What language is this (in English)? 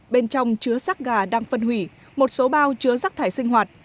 Vietnamese